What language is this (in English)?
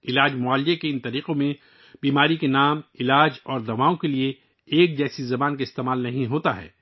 Urdu